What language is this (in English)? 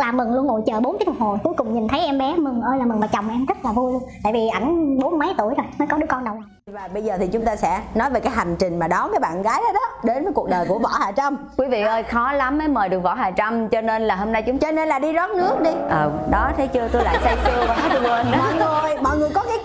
Vietnamese